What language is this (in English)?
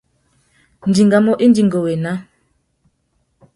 Tuki